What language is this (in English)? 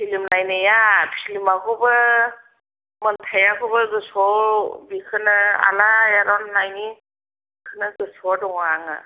Bodo